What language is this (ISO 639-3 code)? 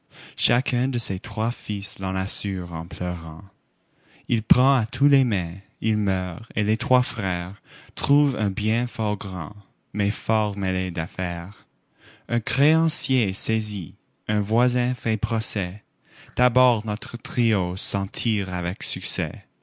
fra